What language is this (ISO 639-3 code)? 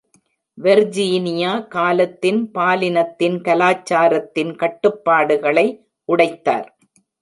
tam